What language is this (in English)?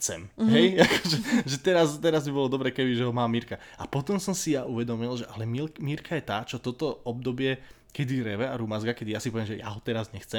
Slovak